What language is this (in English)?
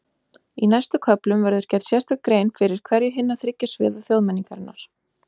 Icelandic